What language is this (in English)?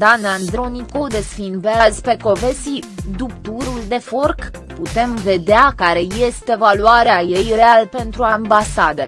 Romanian